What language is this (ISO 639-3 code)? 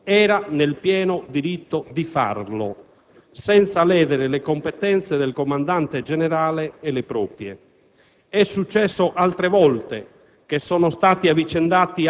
ita